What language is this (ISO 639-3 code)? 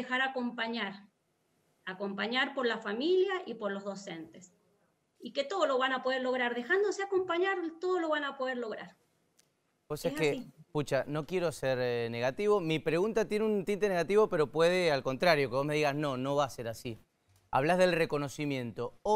spa